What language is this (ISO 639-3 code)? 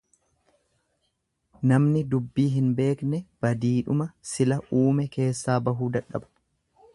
orm